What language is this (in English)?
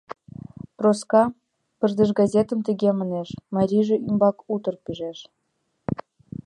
Mari